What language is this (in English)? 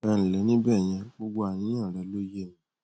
Yoruba